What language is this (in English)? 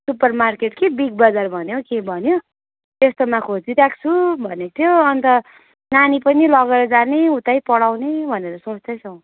Nepali